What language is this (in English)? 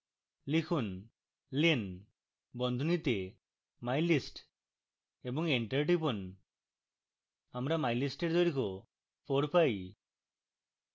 Bangla